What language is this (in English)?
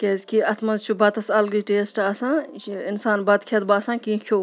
Kashmiri